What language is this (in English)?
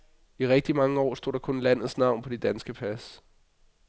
Danish